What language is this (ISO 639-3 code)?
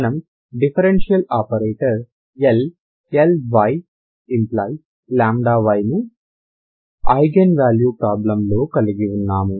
tel